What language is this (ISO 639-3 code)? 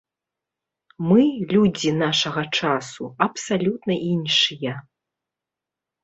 bel